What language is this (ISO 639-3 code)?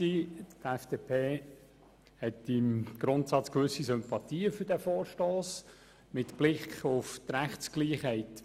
gsw